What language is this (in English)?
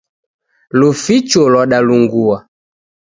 Taita